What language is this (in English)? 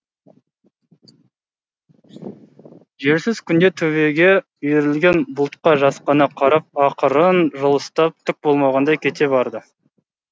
Kazakh